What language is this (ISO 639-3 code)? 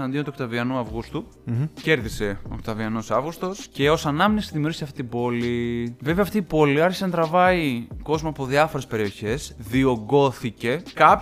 ell